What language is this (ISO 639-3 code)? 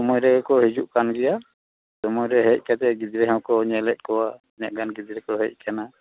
sat